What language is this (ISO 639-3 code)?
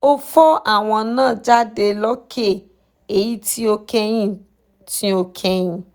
yor